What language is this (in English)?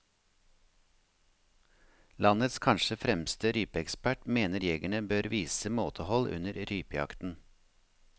Norwegian